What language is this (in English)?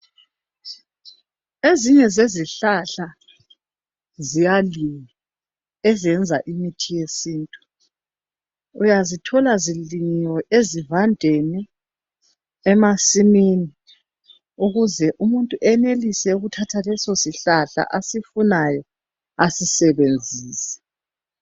North Ndebele